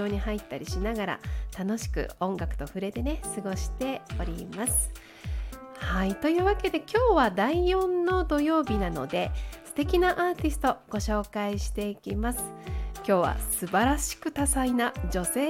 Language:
Japanese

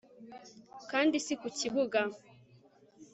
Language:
Kinyarwanda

